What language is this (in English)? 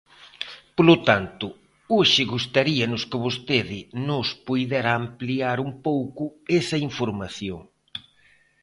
Galician